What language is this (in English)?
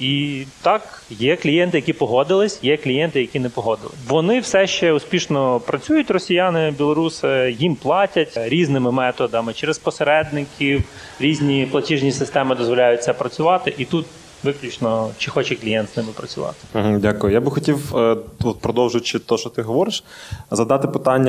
Ukrainian